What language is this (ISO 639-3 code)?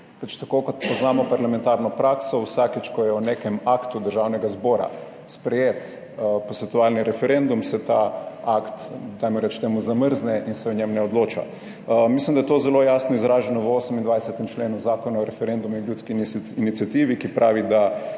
slv